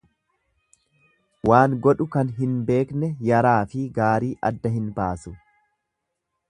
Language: Oromo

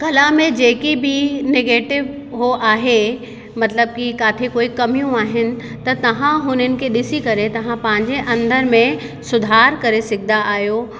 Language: Sindhi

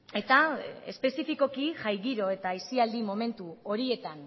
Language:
Basque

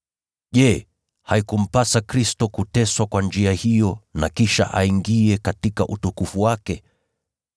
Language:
Swahili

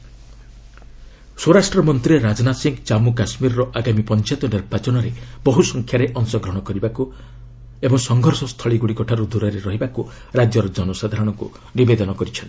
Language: Odia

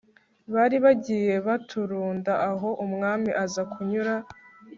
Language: Kinyarwanda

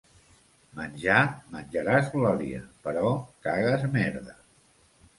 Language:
Catalan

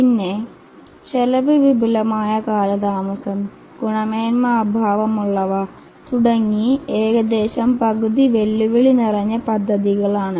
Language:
Malayalam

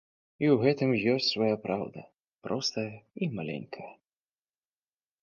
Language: Belarusian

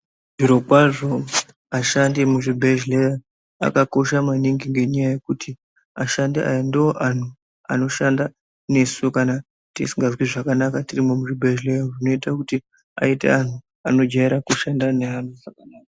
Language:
Ndau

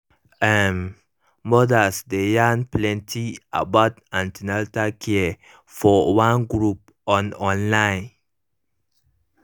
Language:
Nigerian Pidgin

